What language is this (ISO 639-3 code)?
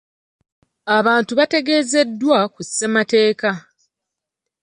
lug